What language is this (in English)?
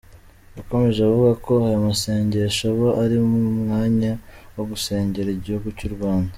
Kinyarwanda